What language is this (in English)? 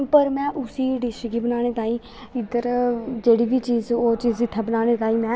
Dogri